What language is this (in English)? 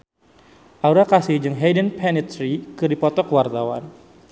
Sundanese